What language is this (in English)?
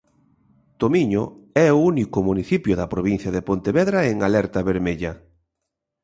Galician